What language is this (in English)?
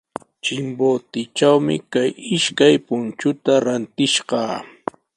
Sihuas Ancash Quechua